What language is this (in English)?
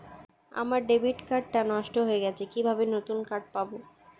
Bangla